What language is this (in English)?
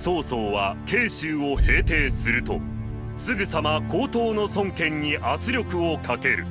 Japanese